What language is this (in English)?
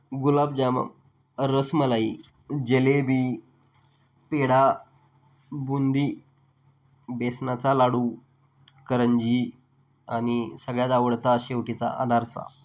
Marathi